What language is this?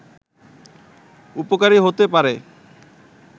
Bangla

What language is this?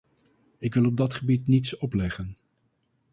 Dutch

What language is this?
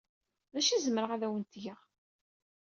Kabyle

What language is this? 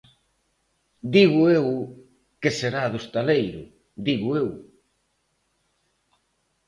Galician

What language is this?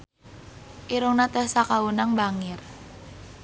Sundanese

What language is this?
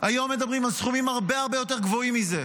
Hebrew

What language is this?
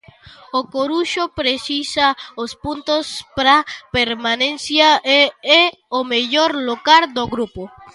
Galician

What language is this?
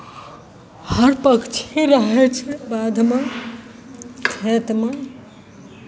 Maithili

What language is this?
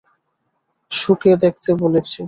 Bangla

